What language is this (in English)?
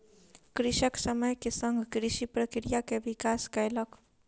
Maithili